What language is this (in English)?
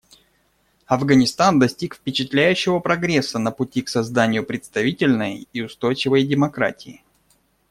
Russian